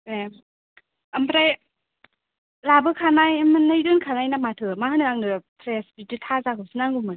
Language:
Bodo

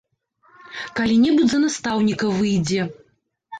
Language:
Belarusian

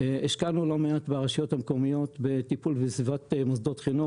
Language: Hebrew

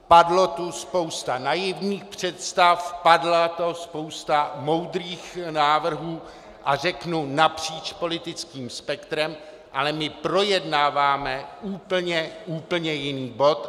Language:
Czech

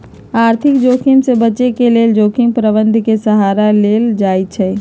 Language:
Magahi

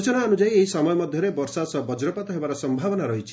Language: Odia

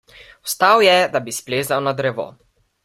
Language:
Slovenian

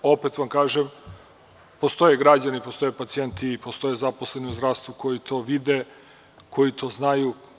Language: Serbian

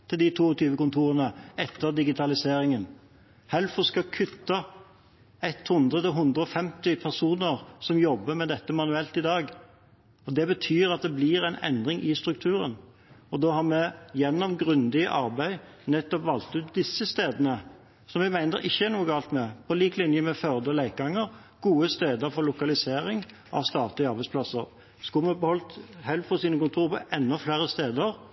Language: Norwegian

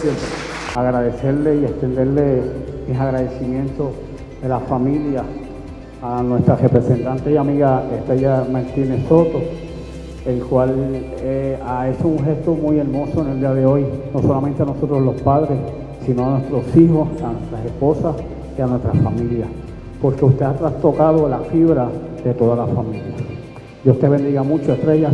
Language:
Spanish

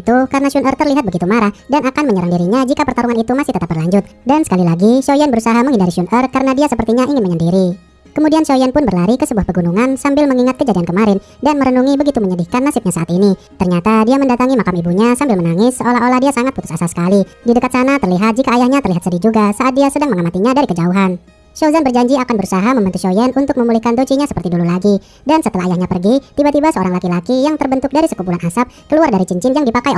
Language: Indonesian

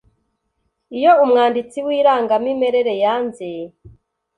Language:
Kinyarwanda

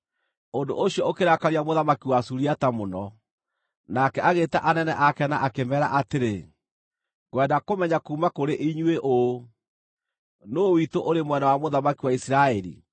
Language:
Kikuyu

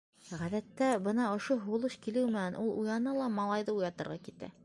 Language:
Bashkir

